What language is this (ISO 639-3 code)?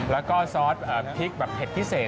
tha